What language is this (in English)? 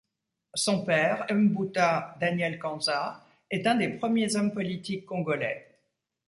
French